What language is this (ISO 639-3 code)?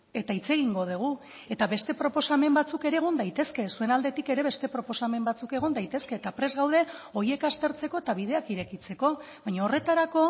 eus